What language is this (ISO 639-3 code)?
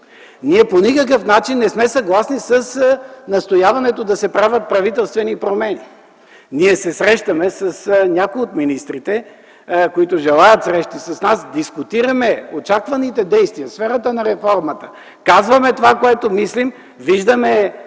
bul